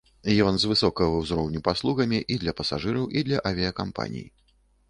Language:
Belarusian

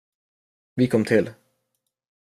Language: Swedish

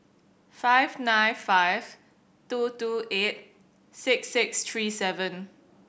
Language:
English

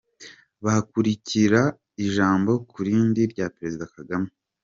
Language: Kinyarwanda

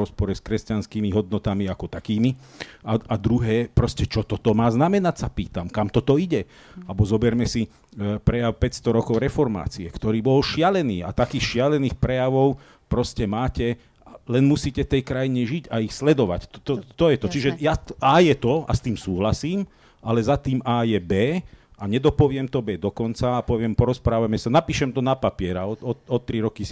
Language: Slovak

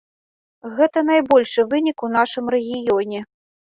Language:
Belarusian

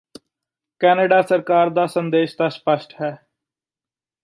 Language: Punjabi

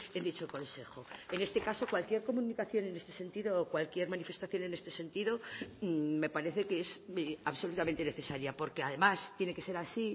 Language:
Spanish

